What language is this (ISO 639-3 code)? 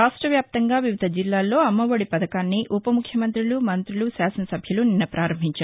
tel